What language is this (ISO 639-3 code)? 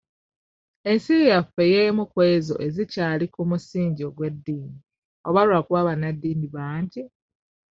lug